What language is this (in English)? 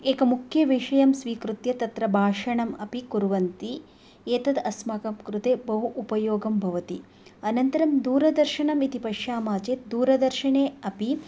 Sanskrit